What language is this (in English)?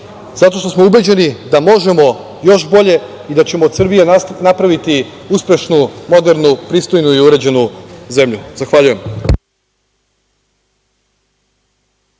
Serbian